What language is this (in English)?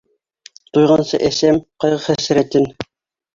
Bashkir